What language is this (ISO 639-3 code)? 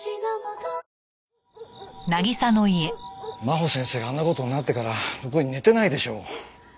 jpn